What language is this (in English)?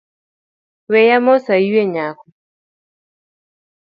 Luo (Kenya and Tanzania)